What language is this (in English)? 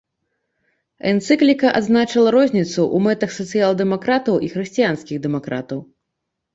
Belarusian